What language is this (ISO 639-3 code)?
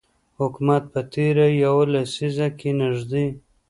pus